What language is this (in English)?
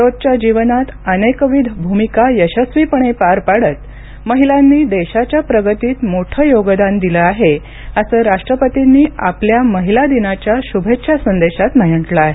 Marathi